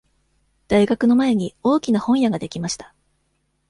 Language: Japanese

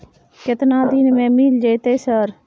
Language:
Maithili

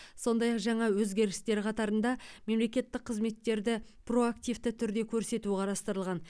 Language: Kazakh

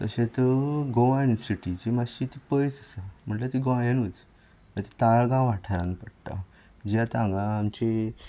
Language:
Konkani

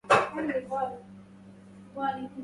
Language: Arabic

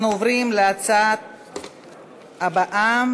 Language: Hebrew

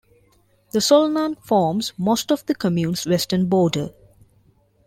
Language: English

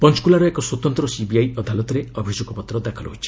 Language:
Odia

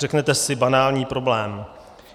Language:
Czech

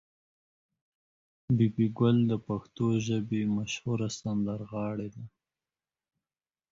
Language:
Pashto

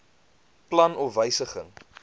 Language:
Afrikaans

